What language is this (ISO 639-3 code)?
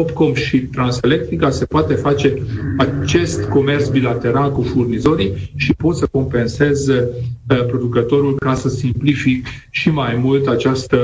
ron